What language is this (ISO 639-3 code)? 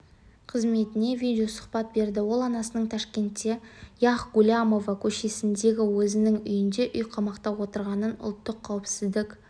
kaz